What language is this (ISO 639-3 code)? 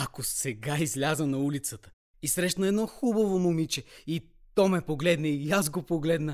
bul